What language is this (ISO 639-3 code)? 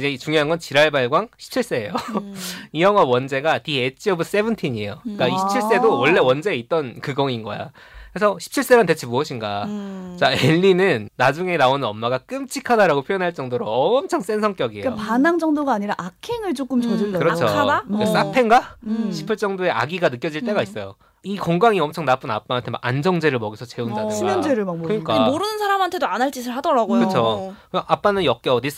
kor